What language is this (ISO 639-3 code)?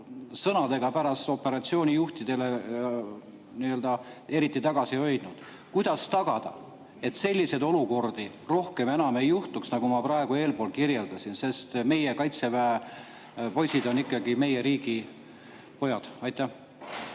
est